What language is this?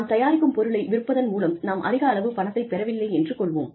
Tamil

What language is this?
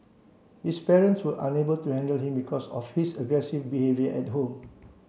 English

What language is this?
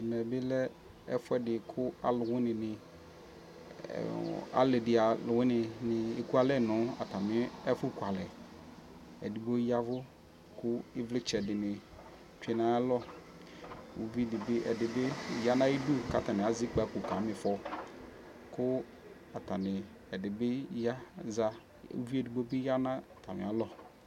Ikposo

